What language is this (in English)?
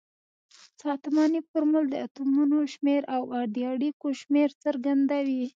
Pashto